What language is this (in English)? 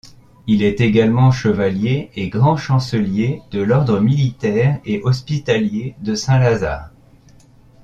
French